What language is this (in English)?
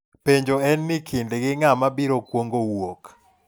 Luo (Kenya and Tanzania)